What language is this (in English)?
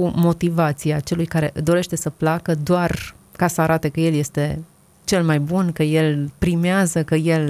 Romanian